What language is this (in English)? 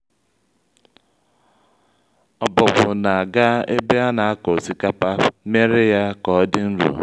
Igbo